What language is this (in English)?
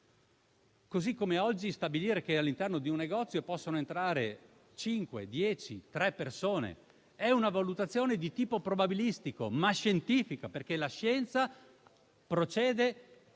Italian